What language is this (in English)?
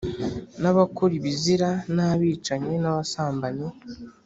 Kinyarwanda